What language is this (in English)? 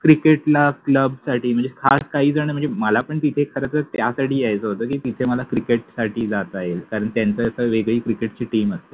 Marathi